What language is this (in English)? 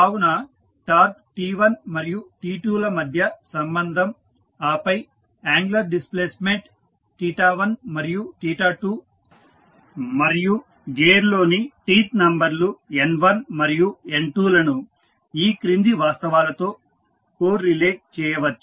Telugu